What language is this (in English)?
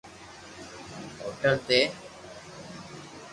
Loarki